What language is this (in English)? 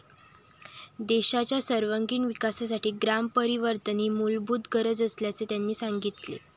Marathi